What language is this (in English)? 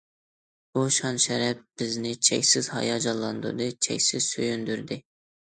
Uyghur